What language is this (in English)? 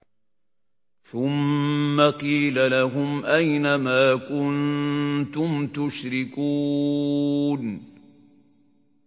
Arabic